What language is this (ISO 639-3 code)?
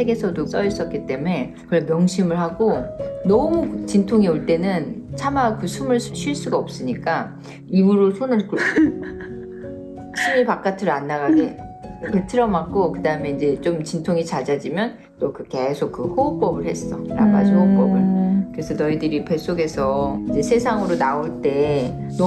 kor